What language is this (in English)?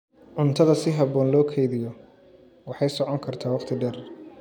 Somali